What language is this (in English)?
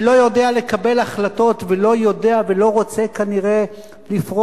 Hebrew